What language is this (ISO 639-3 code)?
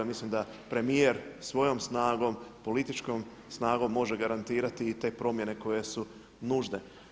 hrv